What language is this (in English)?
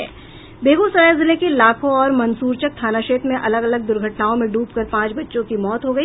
Hindi